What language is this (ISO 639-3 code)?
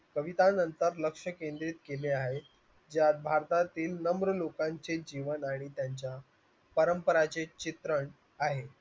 mar